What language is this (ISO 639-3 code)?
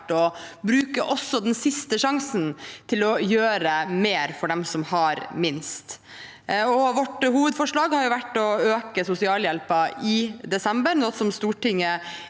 nor